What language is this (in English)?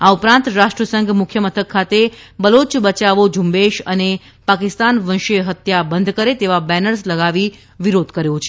Gujarati